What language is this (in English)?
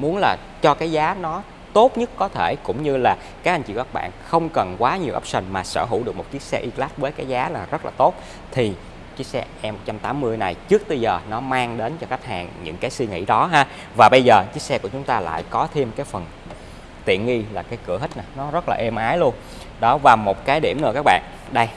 Vietnamese